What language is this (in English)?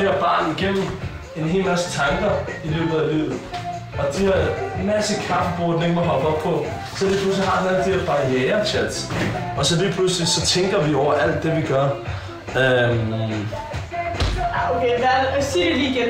Danish